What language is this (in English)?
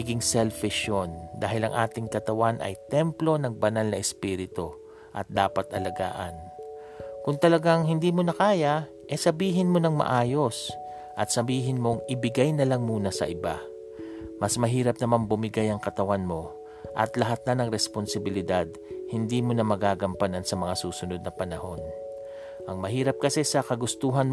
Filipino